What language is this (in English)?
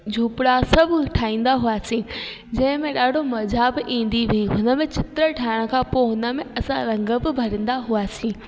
Sindhi